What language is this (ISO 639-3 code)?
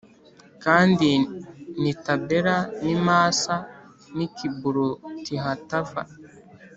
kin